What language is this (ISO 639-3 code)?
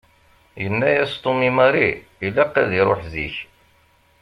kab